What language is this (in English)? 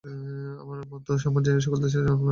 Bangla